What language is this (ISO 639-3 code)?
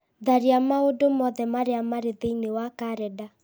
kik